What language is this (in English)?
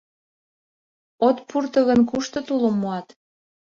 Mari